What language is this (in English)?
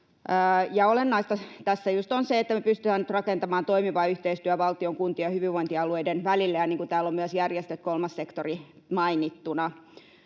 Finnish